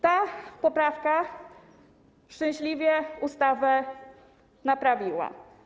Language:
Polish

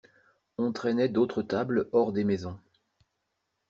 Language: French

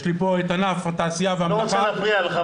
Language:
Hebrew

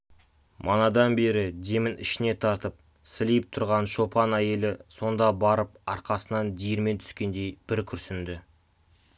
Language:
Kazakh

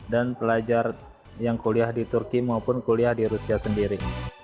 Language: Indonesian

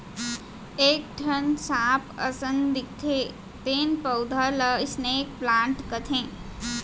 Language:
Chhattisgarhi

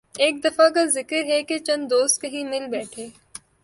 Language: Urdu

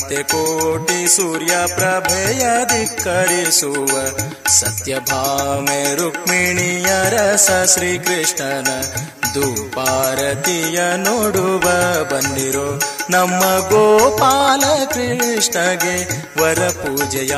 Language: Kannada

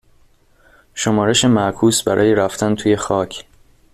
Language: Persian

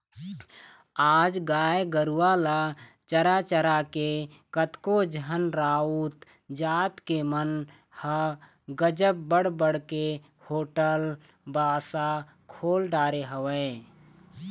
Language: Chhattisgarhi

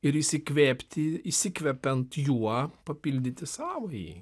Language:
Lithuanian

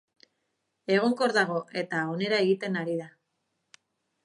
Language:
Basque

